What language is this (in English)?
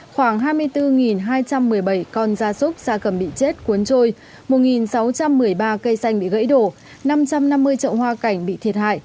Vietnamese